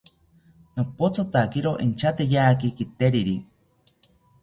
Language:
South Ucayali Ashéninka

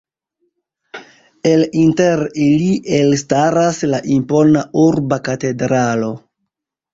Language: Esperanto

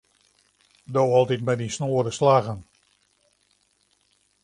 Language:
Western Frisian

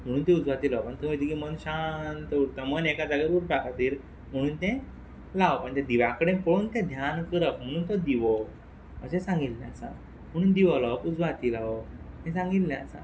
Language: Konkani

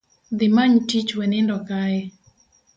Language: Luo (Kenya and Tanzania)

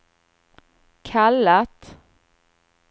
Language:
Swedish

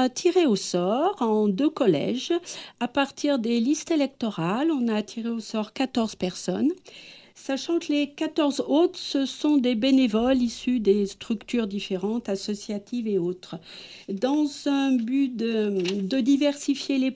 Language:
French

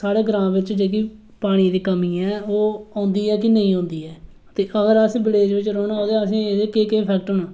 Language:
Dogri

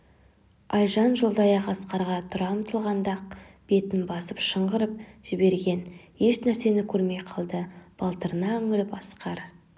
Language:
Kazakh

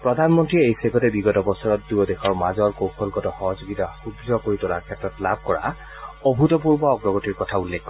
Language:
Assamese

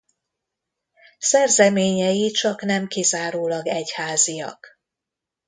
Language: Hungarian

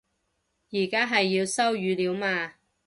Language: Cantonese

